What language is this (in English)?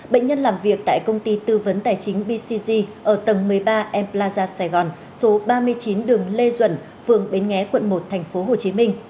Vietnamese